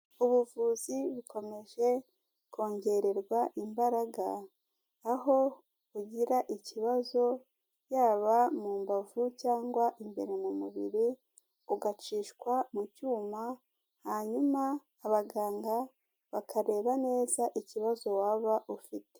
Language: Kinyarwanda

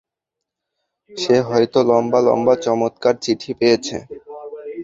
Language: Bangla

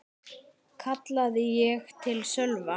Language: Icelandic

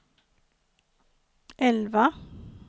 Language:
Swedish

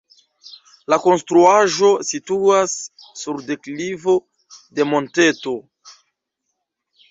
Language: Esperanto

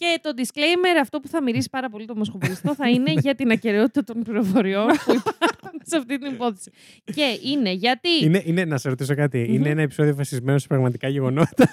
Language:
Greek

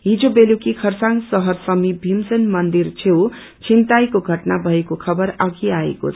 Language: Nepali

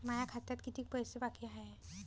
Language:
Marathi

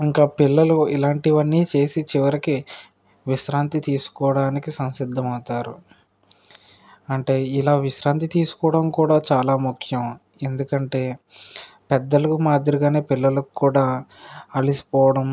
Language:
Telugu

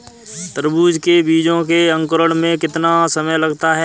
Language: Hindi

